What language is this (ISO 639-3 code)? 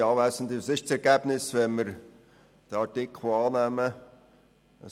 gsw